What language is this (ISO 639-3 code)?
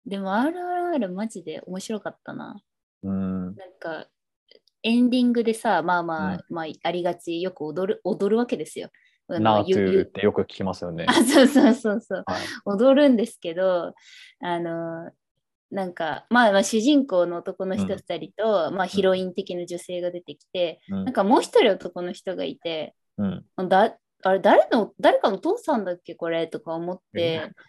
jpn